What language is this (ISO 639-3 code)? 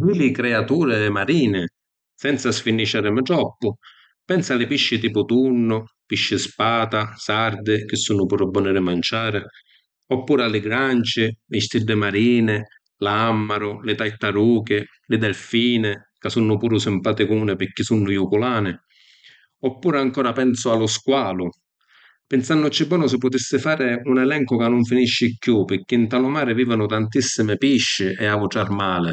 scn